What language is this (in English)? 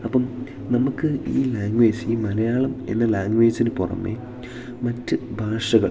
Malayalam